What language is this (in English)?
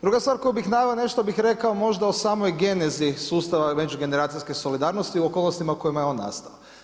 Croatian